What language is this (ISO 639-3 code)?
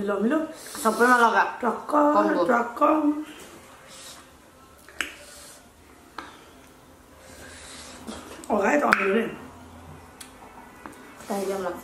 eng